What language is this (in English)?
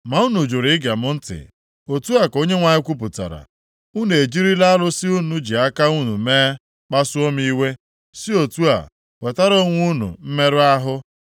Igbo